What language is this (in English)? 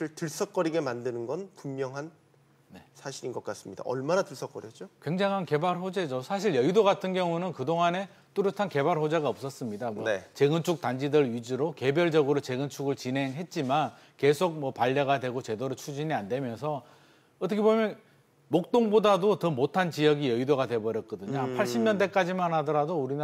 Korean